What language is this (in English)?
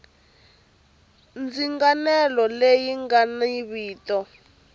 Tsonga